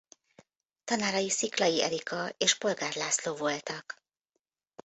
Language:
Hungarian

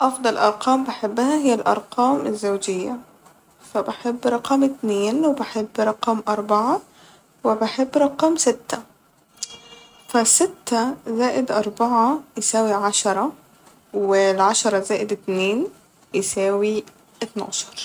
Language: Egyptian Arabic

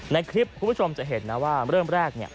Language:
Thai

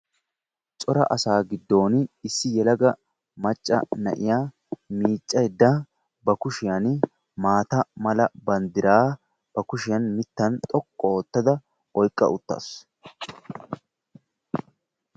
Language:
Wolaytta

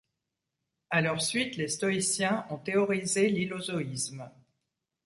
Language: French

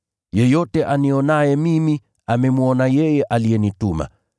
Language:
Swahili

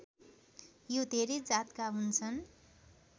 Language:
Nepali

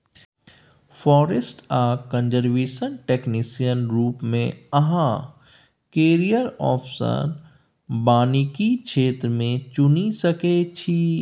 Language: Maithili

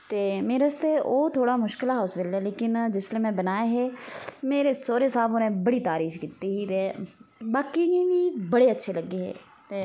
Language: Dogri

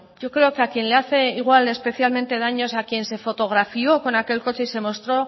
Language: Spanish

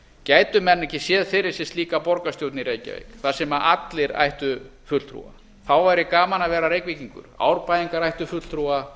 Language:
Icelandic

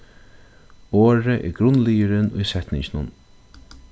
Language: Faroese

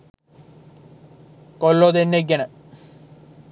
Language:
Sinhala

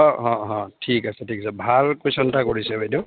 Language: Assamese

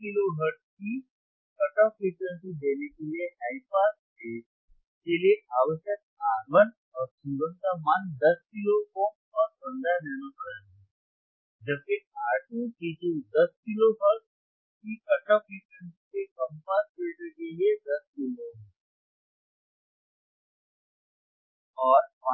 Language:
Hindi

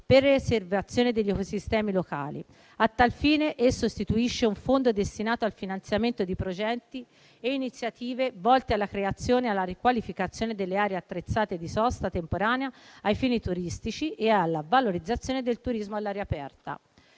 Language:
Italian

